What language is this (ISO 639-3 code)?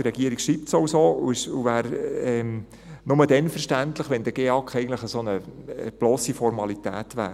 gsw